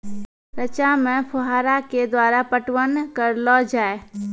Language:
Maithili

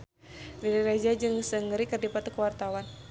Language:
Sundanese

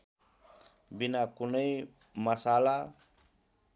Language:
Nepali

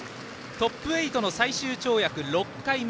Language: Japanese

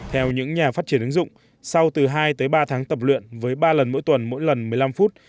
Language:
Vietnamese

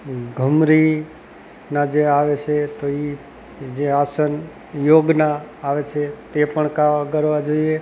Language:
Gujarati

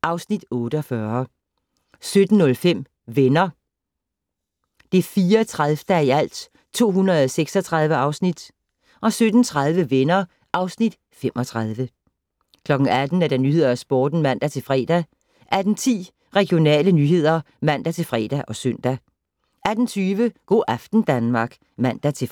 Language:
Danish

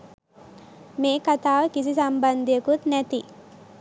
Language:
Sinhala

